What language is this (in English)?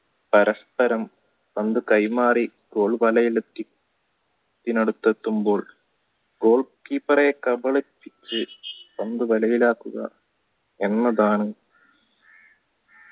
Malayalam